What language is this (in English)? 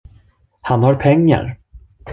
Swedish